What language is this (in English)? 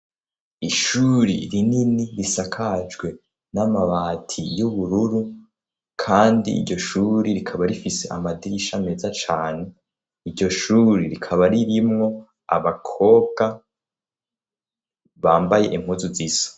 Rundi